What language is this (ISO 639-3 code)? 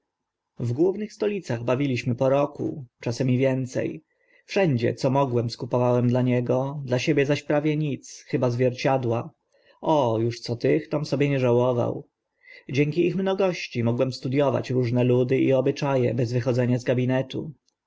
pol